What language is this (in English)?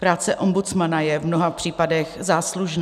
Czech